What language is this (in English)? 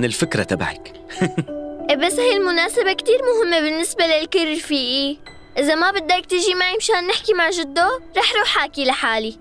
Arabic